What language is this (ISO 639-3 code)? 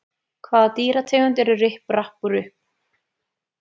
isl